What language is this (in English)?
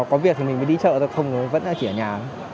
Vietnamese